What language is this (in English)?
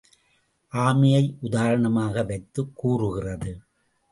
Tamil